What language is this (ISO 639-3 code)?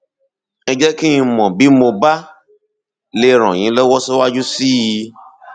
yor